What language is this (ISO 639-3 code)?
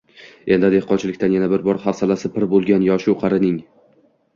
uzb